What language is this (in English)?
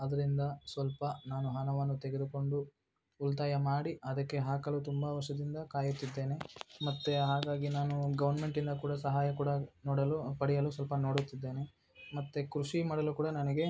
Kannada